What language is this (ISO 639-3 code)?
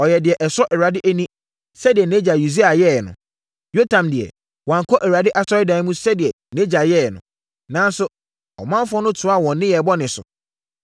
aka